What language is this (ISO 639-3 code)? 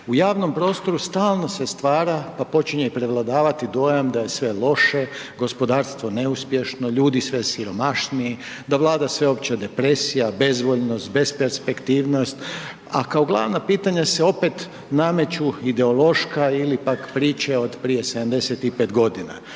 hrv